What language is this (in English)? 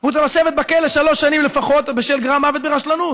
Hebrew